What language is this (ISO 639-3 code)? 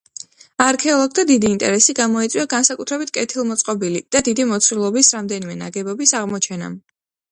kat